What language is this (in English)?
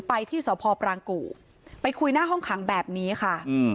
Thai